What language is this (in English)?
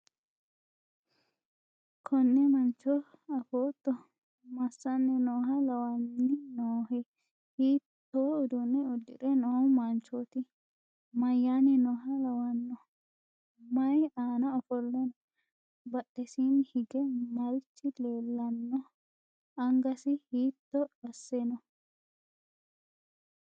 Sidamo